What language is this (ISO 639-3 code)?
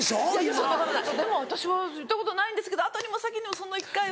jpn